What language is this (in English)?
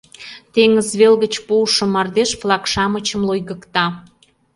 Mari